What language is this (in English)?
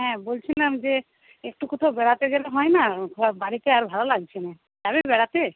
Bangla